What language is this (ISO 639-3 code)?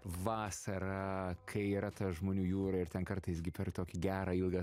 lit